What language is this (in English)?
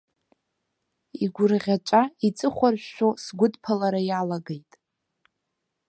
Abkhazian